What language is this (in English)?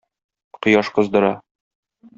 Tatar